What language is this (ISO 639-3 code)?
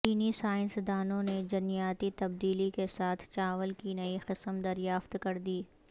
urd